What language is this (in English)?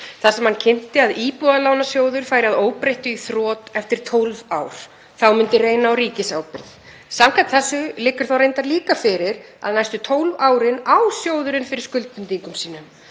Icelandic